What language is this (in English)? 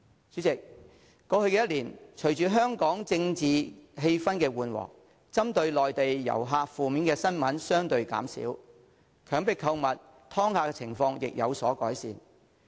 Cantonese